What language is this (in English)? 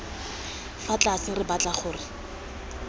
Tswana